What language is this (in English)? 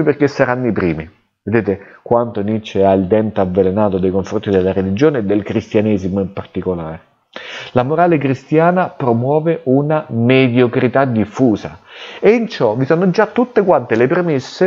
Italian